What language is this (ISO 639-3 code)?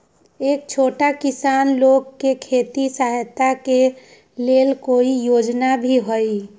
mag